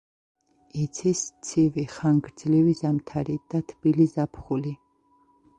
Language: Georgian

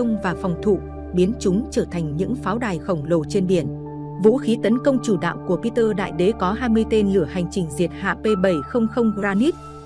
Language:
Vietnamese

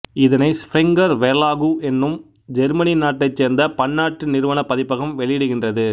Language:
Tamil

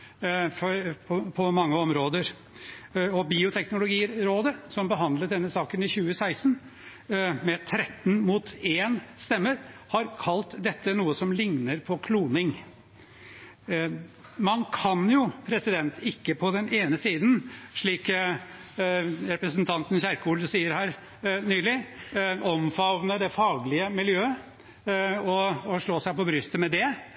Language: Norwegian Bokmål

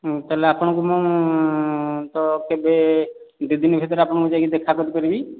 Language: Odia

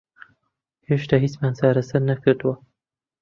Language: Central Kurdish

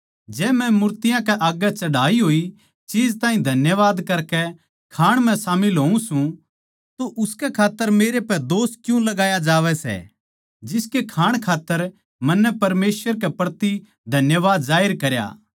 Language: Haryanvi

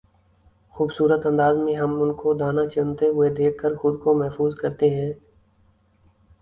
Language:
Urdu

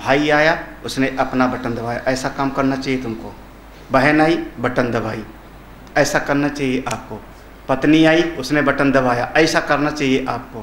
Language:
Hindi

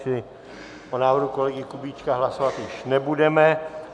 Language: Czech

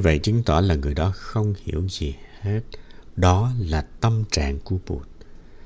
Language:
Vietnamese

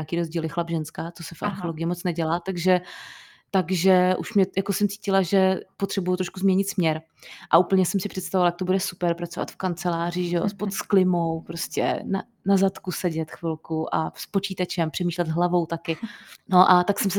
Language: Czech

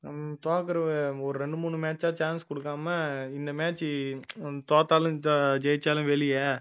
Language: Tamil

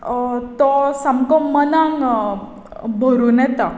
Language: Konkani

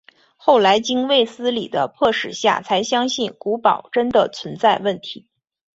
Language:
Chinese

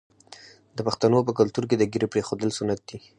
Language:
Pashto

